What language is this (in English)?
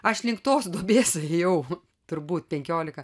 Lithuanian